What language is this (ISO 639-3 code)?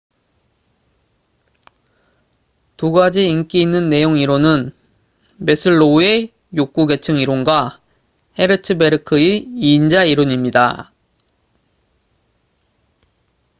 kor